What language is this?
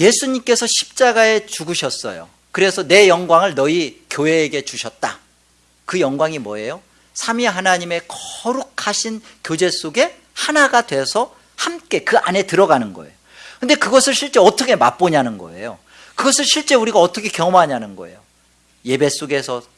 Korean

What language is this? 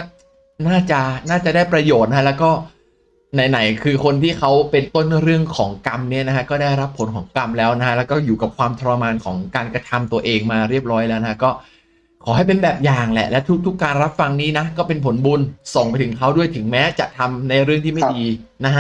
Thai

